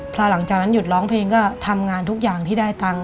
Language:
Thai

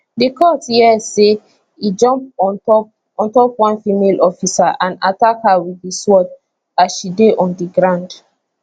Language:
Nigerian Pidgin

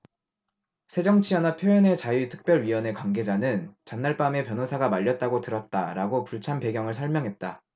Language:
Korean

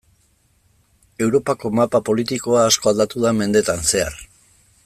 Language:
Basque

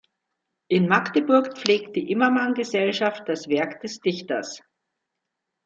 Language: German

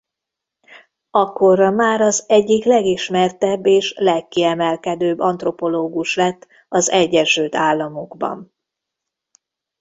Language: Hungarian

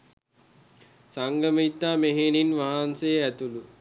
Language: Sinhala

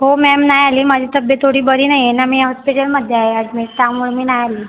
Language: Marathi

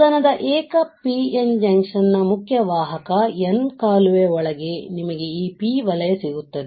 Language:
Kannada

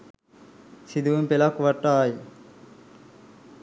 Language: Sinhala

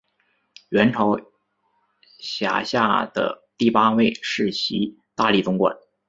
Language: Chinese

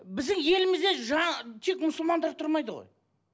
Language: Kazakh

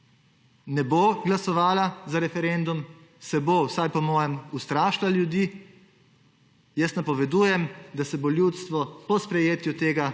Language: Slovenian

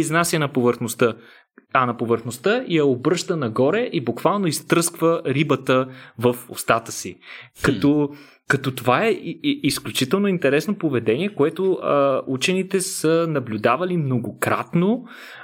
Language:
Bulgarian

